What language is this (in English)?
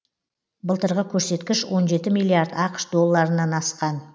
Kazakh